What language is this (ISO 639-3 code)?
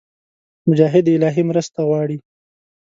pus